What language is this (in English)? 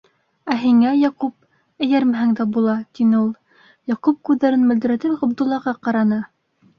Bashkir